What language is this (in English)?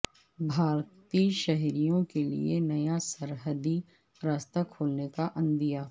Urdu